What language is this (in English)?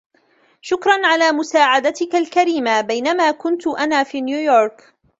Arabic